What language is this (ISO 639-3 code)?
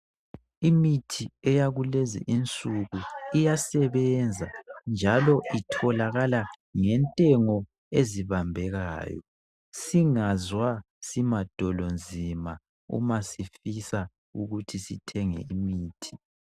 nde